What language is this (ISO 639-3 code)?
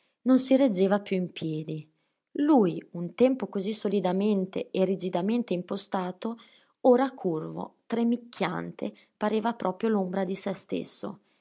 ita